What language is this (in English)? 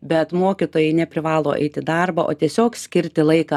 Lithuanian